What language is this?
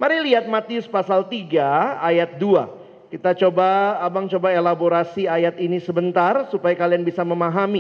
Indonesian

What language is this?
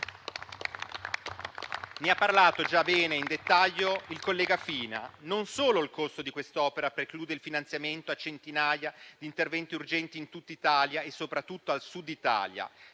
Italian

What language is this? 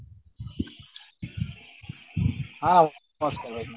Odia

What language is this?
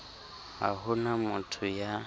Southern Sotho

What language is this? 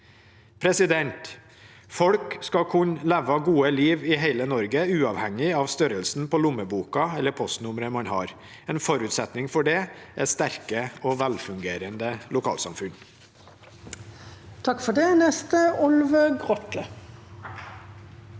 Norwegian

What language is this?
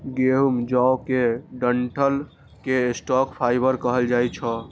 Maithili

